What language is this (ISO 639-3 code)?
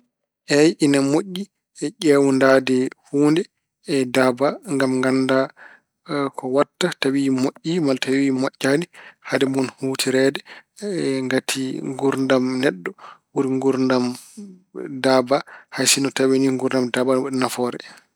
ful